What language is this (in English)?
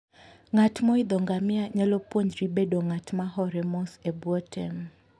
Luo (Kenya and Tanzania)